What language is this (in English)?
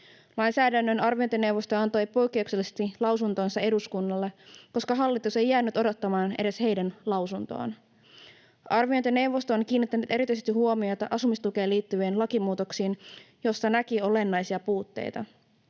Finnish